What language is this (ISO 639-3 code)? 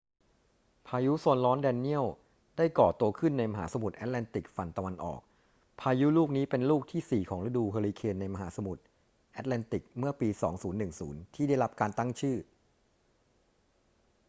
tha